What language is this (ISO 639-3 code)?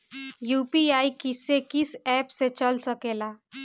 bho